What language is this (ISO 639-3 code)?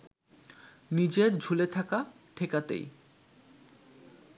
ben